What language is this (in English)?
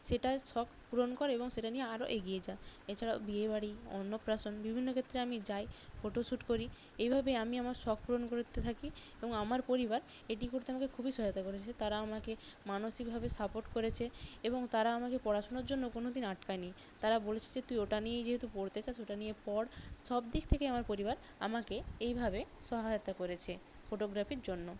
Bangla